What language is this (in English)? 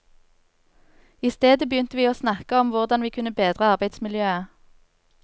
Norwegian